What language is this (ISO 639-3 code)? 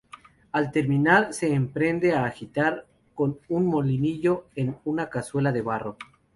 spa